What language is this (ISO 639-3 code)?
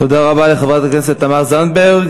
heb